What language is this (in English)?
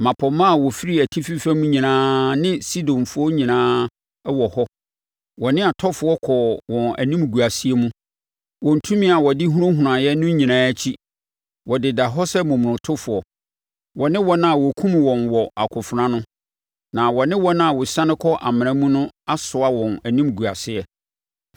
Akan